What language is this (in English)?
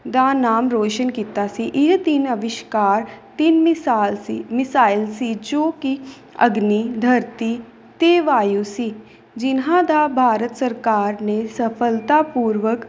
Punjabi